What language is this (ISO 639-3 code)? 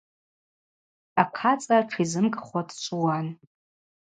abq